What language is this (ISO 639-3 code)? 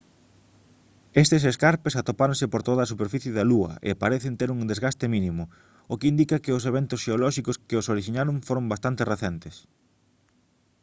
glg